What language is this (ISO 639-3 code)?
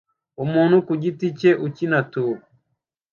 kin